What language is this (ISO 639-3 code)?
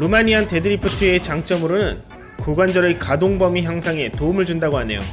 kor